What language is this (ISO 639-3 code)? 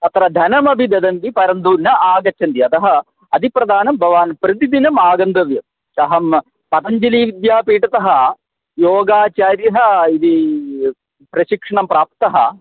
san